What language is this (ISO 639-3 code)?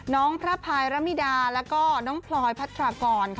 tha